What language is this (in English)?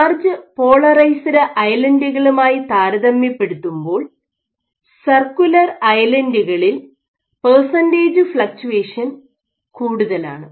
Malayalam